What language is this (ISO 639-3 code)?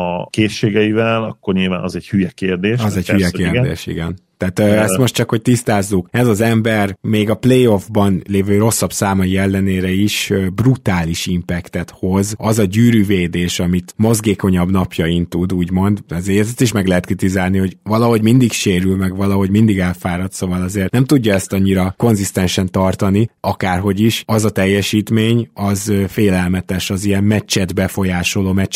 hun